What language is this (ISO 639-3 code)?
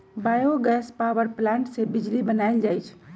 mag